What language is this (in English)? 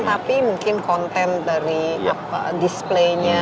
Indonesian